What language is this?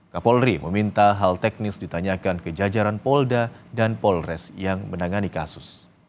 Indonesian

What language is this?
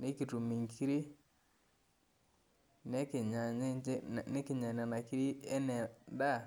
Masai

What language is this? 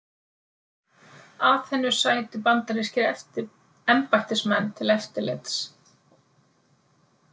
Icelandic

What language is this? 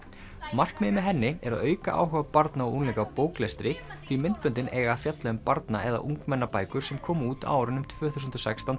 Icelandic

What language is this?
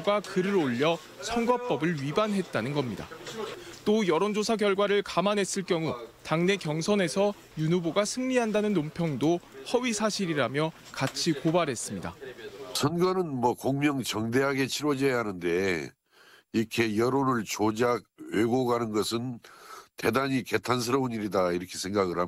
Korean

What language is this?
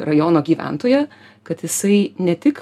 Lithuanian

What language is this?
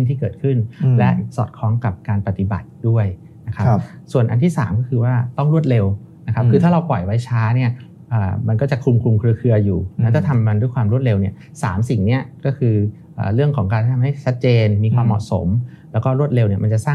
Thai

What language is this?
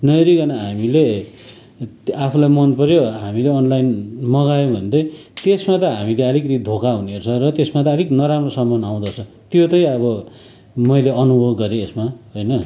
Nepali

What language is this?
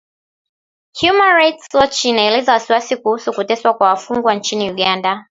Swahili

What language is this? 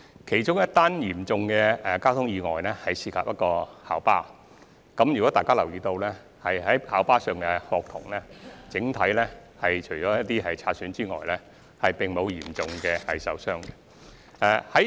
Cantonese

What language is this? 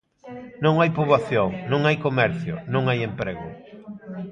Galician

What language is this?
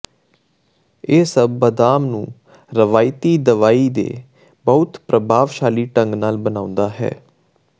Punjabi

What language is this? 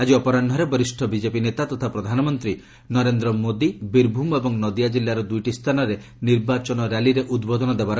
Odia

